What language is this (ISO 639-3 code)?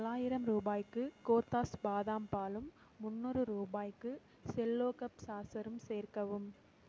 tam